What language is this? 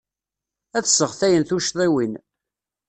Kabyle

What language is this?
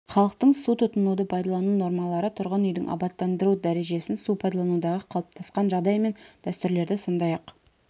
Kazakh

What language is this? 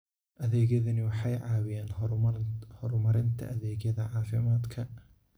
Somali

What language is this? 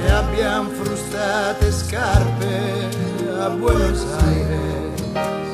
Italian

